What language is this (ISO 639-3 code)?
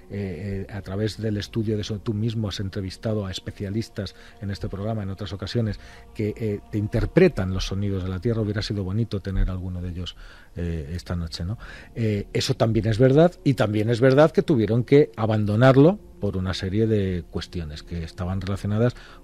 spa